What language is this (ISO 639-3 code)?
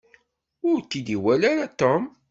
kab